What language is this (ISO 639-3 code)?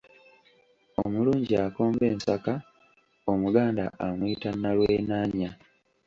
lug